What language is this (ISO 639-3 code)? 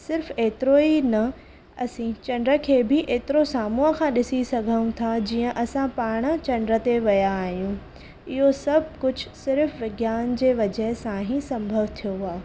snd